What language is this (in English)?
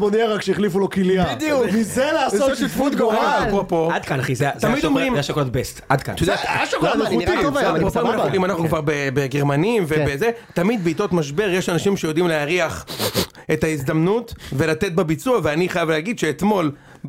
Hebrew